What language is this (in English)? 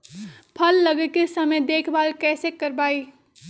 Magahi